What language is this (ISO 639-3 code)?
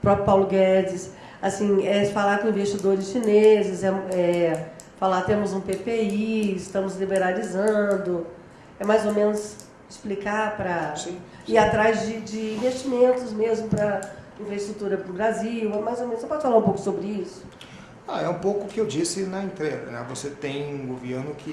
por